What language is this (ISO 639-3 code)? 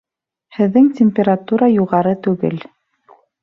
bak